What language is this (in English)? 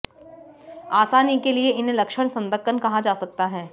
Hindi